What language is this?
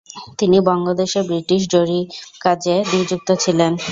Bangla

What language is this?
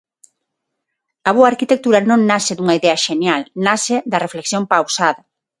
Galician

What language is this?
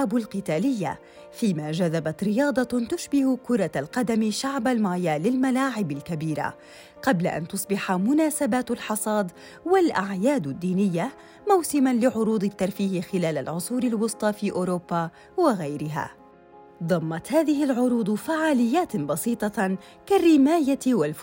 Arabic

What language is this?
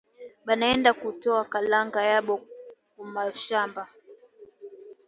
Swahili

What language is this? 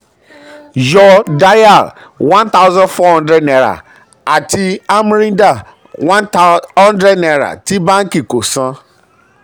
Yoruba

